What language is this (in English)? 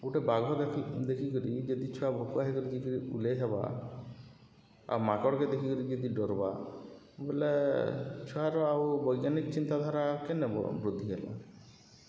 Odia